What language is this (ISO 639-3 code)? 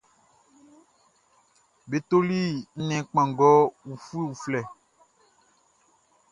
bci